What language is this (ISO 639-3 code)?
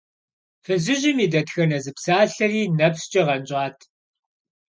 kbd